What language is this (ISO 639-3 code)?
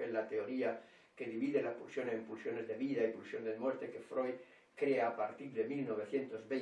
spa